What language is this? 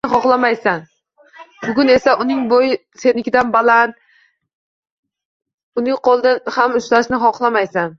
Uzbek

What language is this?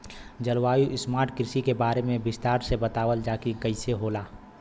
Bhojpuri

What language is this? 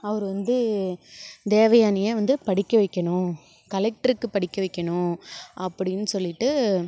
Tamil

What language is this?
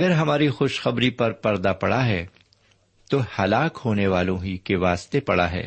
Urdu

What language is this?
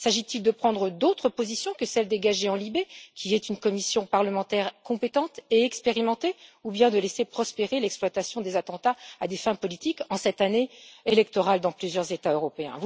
French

